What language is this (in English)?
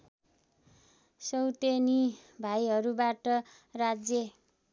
Nepali